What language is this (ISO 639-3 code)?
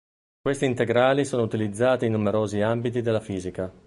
ita